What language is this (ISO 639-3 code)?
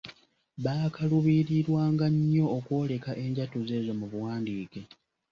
lug